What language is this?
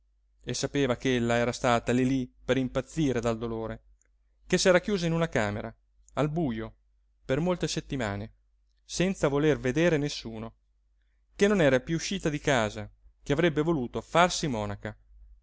Italian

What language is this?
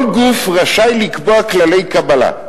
Hebrew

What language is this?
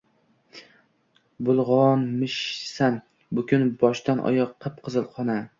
Uzbek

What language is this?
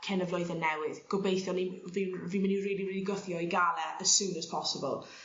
Welsh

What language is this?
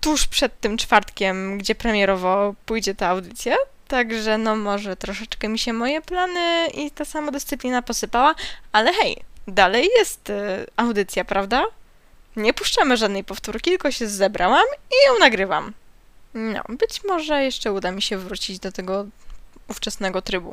Polish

